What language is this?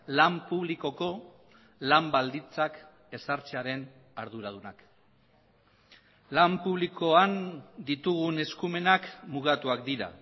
Basque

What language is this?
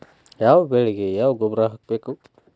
Kannada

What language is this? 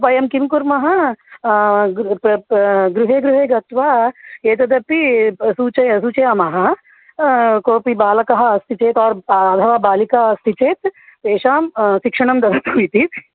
Sanskrit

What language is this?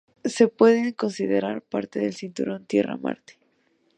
Spanish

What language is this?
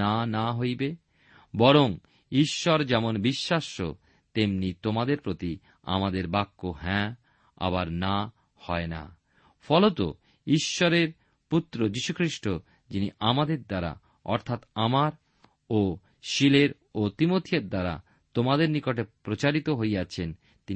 Bangla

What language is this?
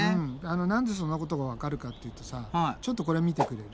Japanese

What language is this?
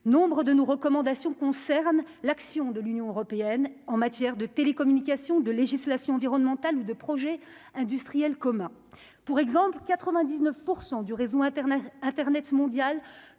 French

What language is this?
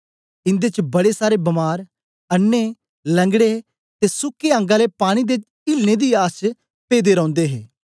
Dogri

